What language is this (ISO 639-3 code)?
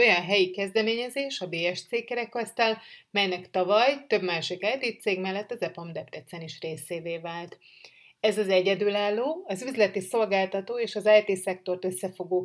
hun